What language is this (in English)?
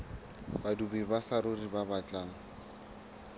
Southern Sotho